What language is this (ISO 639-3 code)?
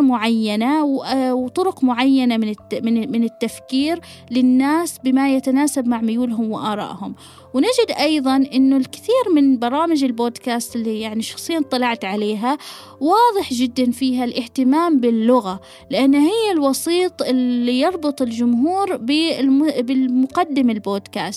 ara